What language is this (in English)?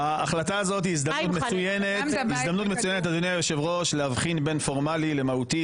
Hebrew